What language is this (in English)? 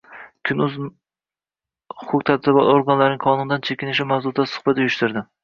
Uzbek